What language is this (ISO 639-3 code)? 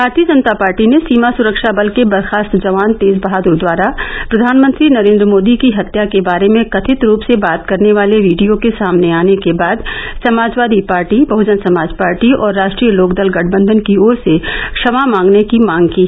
hin